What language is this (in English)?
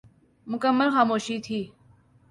Urdu